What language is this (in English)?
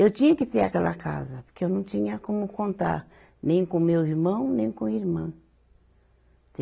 Portuguese